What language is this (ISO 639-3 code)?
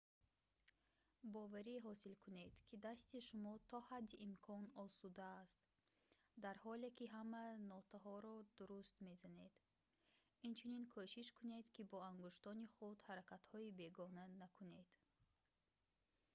tgk